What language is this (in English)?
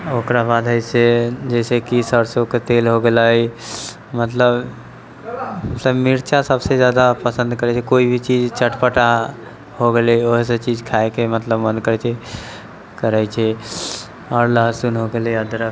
Maithili